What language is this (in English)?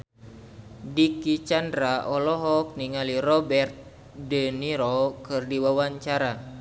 Sundanese